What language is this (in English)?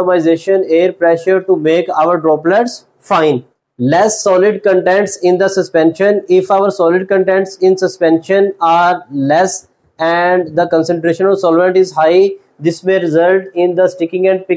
English